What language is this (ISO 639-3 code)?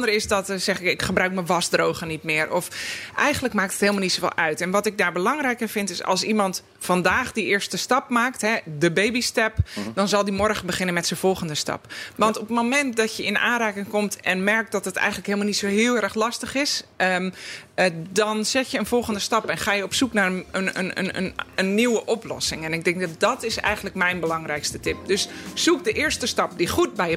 nld